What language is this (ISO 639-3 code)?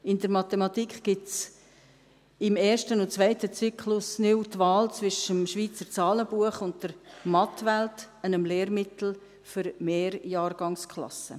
gsw